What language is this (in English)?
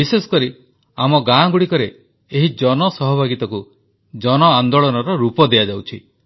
Odia